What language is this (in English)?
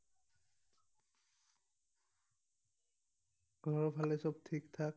Assamese